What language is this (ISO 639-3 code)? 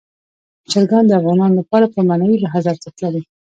pus